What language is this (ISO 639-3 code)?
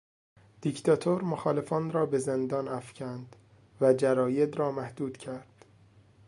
fas